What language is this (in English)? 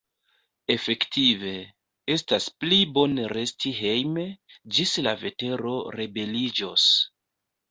Esperanto